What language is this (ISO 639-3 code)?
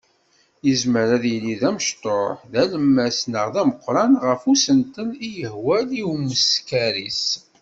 kab